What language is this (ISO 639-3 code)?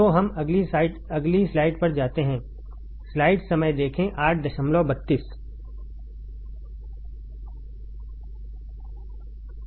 hin